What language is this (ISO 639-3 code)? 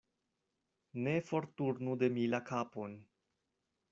epo